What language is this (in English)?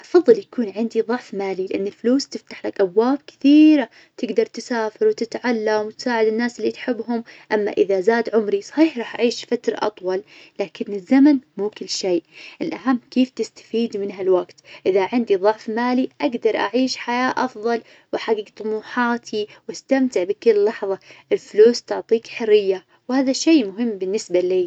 Najdi Arabic